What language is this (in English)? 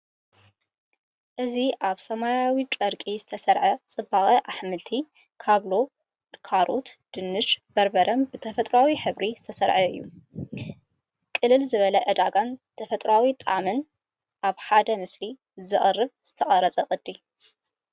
Tigrinya